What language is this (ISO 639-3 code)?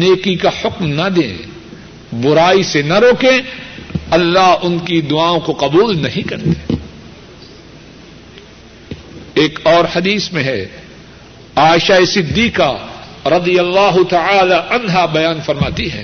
urd